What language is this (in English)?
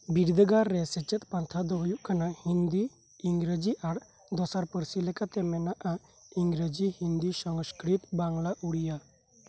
Santali